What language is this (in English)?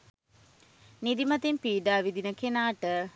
Sinhala